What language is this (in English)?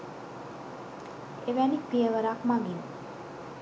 Sinhala